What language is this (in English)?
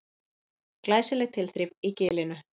Icelandic